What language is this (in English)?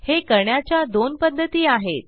Marathi